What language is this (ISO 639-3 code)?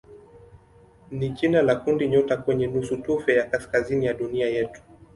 swa